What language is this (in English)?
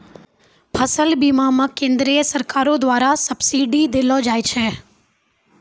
Maithili